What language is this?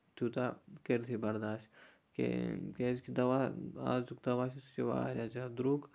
Kashmiri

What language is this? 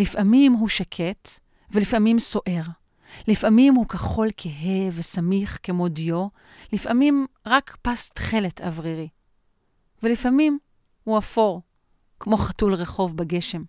Hebrew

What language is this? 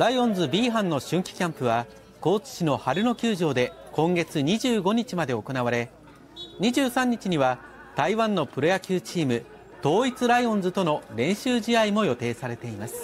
Japanese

